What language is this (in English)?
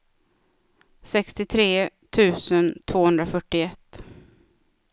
Swedish